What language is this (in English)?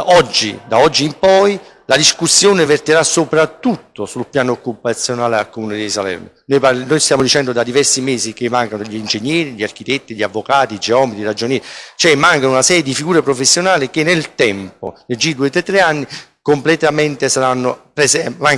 Italian